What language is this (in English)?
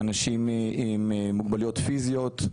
Hebrew